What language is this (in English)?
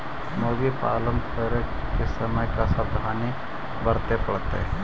Magahi